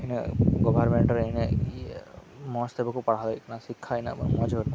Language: Santali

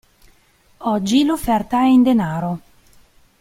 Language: Italian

